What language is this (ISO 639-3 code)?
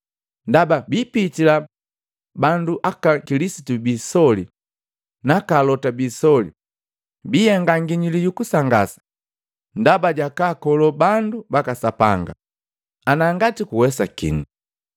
mgv